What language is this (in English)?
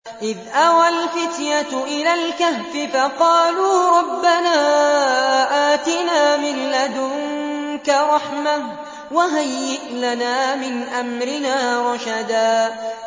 Arabic